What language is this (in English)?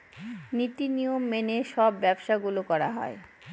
Bangla